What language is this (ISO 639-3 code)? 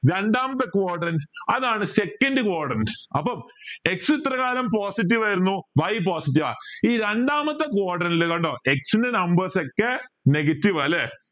mal